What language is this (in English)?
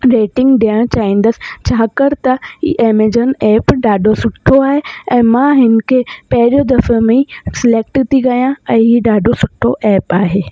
Sindhi